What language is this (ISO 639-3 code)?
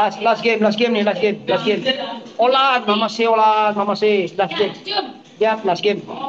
msa